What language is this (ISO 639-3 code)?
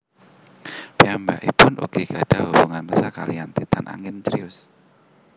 jav